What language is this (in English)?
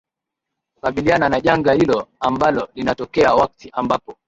Swahili